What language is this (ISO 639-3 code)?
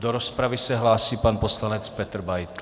ces